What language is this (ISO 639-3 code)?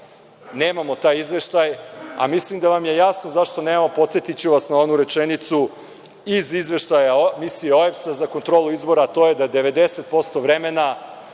srp